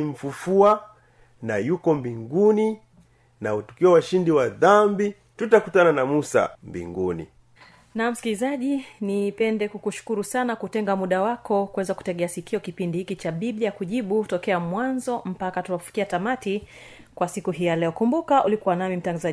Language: Swahili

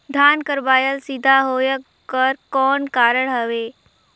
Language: Chhattisgarhi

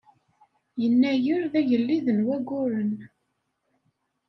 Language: Kabyle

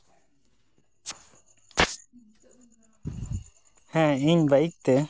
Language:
Santali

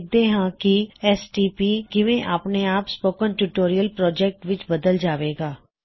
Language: Punjabi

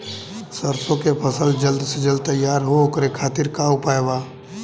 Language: Bhojpuri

